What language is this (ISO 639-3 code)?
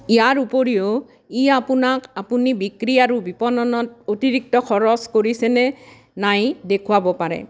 asm